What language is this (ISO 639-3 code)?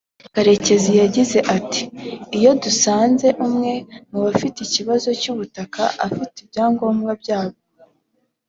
kin